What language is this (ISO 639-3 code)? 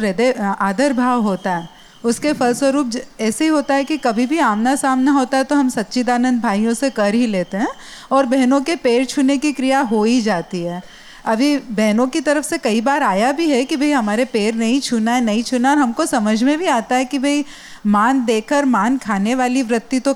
guj